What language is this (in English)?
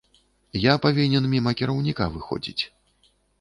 Belarusian